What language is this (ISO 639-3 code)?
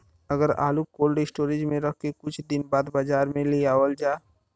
bho